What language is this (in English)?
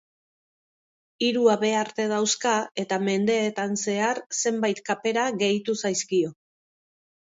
Basque